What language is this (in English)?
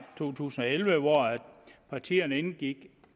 Danish